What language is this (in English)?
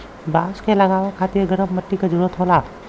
Bhojpuri